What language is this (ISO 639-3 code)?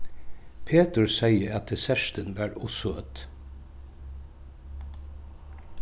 fao